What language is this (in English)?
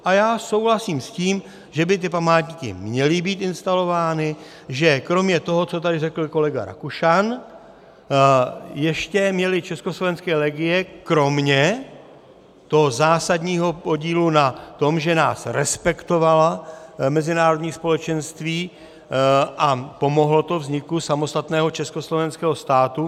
Czech